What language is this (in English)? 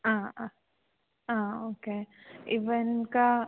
Sanskrit